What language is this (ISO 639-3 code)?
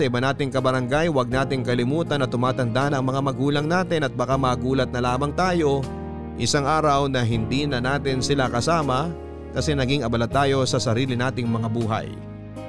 fil